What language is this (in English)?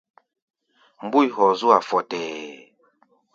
Gbaya